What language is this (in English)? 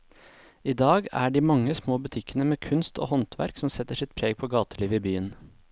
Norwegian